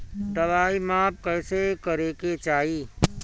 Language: Bhojpuri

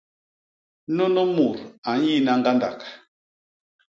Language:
Basaa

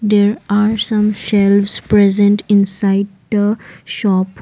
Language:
English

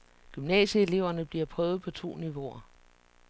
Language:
Danish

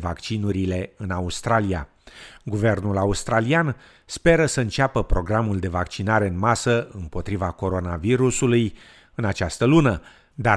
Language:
Romanian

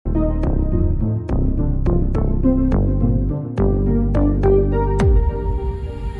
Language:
Vietnamese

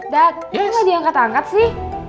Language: Indonesian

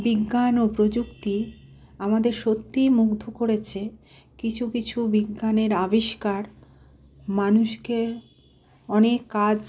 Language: Bangla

